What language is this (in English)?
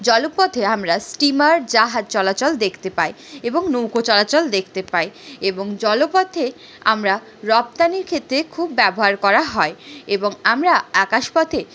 Bangla